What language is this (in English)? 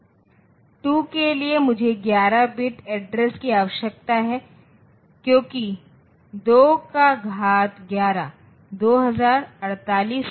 Hindi